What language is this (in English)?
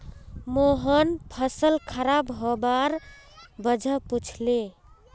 Magahi